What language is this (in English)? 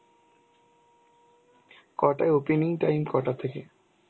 Bangla